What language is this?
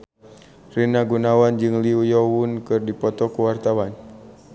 Sundanese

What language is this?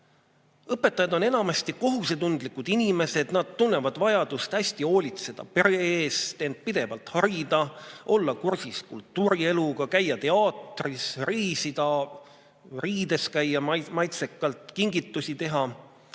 Estonian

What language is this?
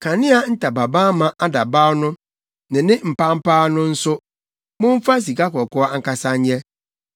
Akan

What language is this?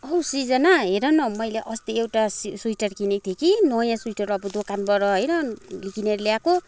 Nepali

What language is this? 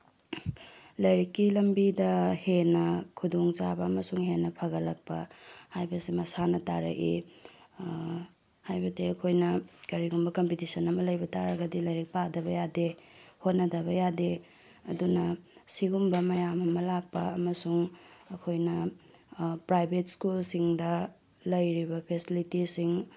Manipuri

